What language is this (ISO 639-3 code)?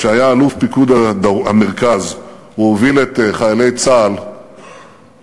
heb